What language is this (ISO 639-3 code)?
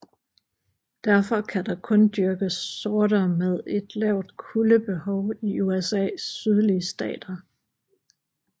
dan